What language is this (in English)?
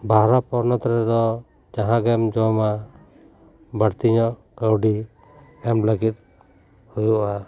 Santali